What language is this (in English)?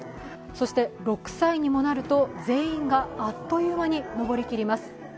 Japanese